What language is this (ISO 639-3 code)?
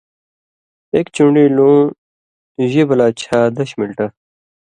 mvy